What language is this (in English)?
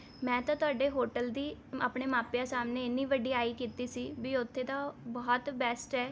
Punjabi